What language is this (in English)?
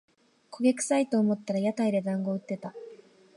Japanese